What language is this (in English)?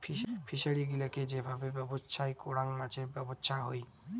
Bangla